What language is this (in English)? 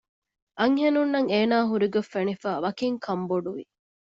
Divehi